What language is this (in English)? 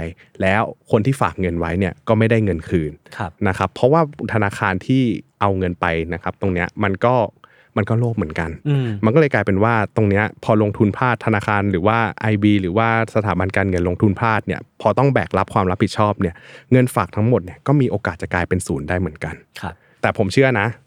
Thai